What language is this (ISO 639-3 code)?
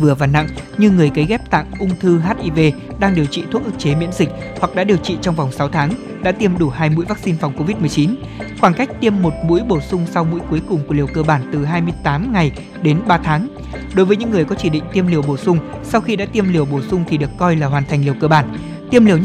vie